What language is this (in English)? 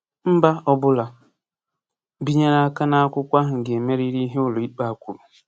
Igbo